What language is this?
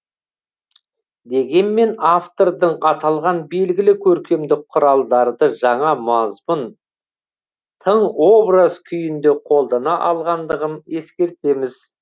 Kazakh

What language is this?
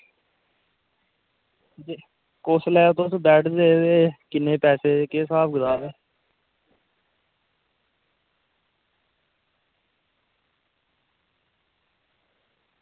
Dogri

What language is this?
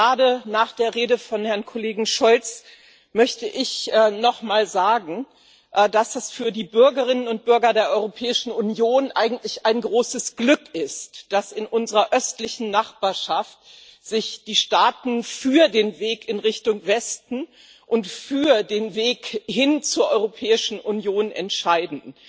German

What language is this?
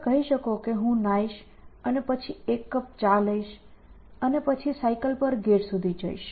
Gujarati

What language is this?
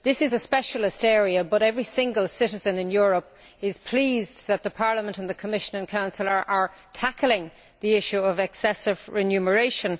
English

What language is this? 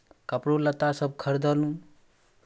Maithili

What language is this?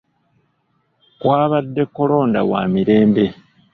Ganda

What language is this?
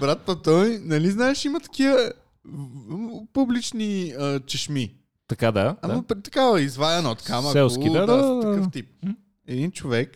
Bulgarian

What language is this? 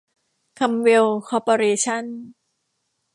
Thai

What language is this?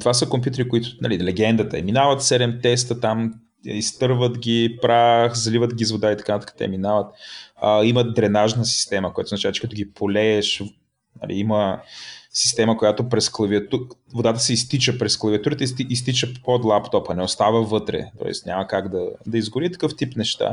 Bulgarian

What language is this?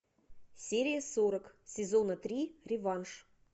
Russian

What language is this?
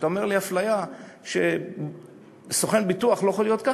Hebrew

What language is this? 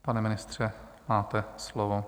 Czech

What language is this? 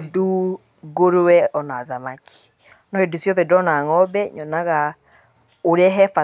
Kikuyu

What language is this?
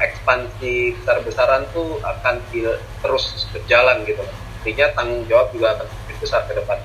Indonesian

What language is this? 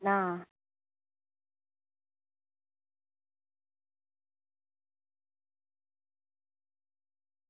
Gujarati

